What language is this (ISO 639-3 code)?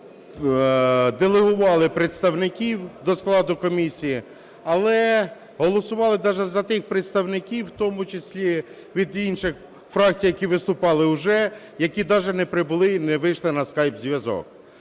ukr